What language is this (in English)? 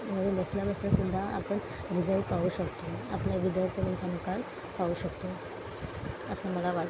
Marathi